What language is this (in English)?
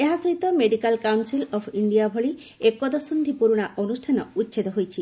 Odia